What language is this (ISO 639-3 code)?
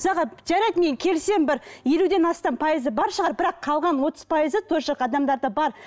kaz